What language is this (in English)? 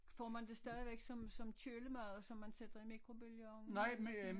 Danish